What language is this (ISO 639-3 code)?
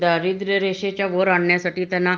mar